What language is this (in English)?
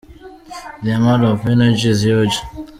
Kinyarwanda